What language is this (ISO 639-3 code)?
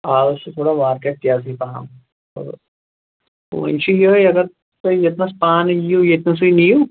kas